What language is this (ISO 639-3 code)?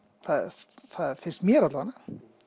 isl